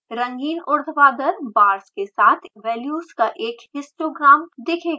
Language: Hindi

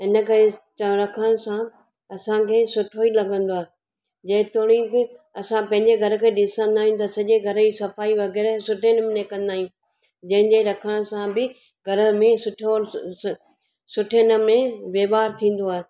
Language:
Sindhi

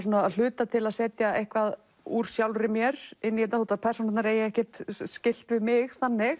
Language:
Icelandic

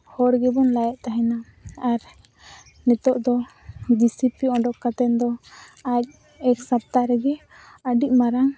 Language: Santali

